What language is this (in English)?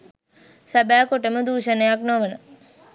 Sinhala